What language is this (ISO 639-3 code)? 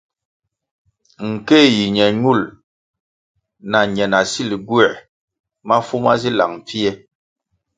nmg